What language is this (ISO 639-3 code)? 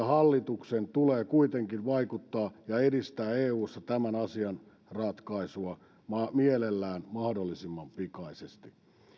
fin